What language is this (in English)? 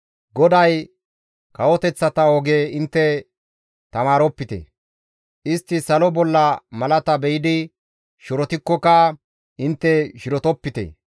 Gamo